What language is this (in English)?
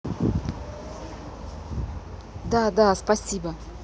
Russian